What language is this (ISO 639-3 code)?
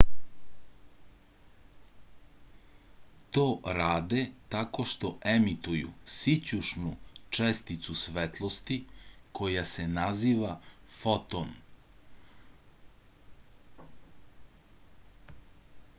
srp